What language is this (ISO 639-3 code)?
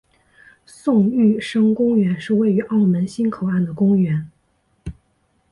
zho